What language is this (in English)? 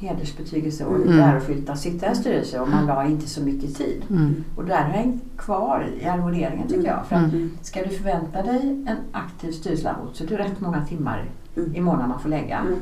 Swedish